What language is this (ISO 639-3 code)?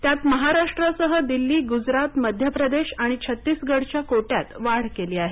mar